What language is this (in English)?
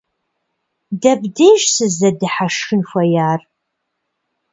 Kabardian